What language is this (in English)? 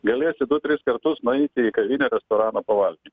Lithuanian